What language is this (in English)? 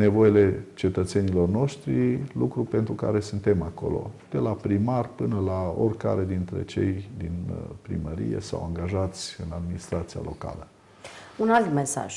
Romanian